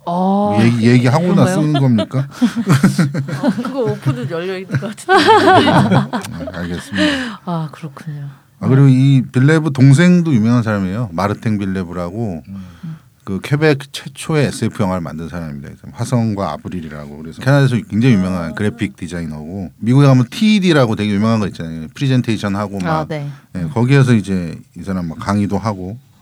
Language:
Korean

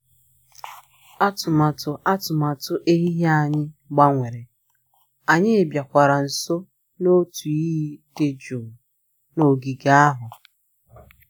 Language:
Igbo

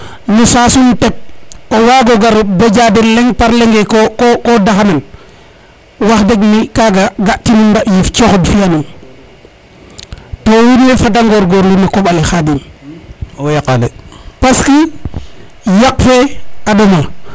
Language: Serer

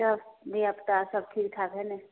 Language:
Maithili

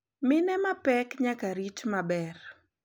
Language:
Luo (Kenya and Tanzania)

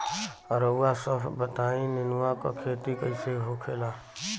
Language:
Bhojpuri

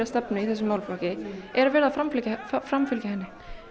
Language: Icelandic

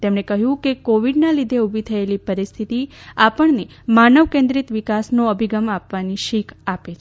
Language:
Gujarati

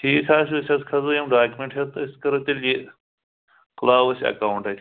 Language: Kashmiri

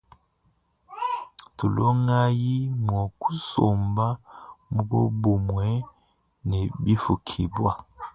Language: Luba-Lulua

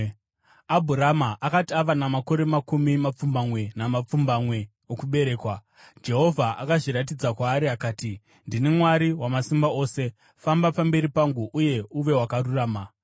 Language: Shona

